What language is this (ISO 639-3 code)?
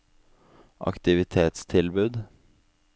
nor